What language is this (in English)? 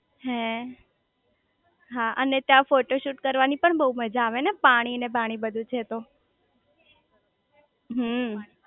Gujarati